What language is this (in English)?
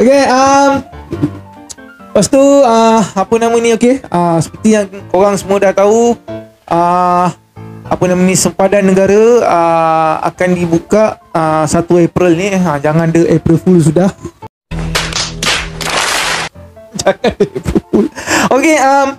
Malay